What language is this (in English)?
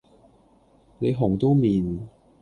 Cantonese